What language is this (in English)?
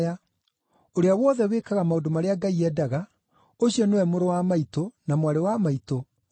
Kikuyu